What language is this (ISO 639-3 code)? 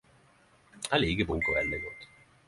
nno